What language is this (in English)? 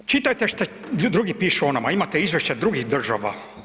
Croatian